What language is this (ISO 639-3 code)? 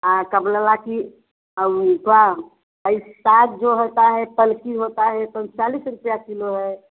hin